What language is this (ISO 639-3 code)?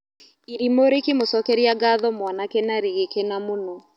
kik